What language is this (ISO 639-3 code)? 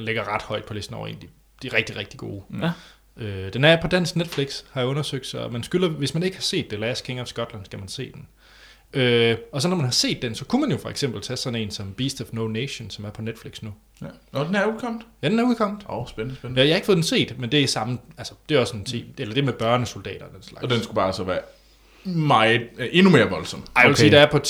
dan